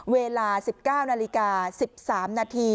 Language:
Thai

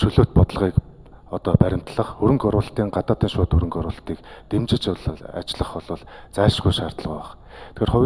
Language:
Arabic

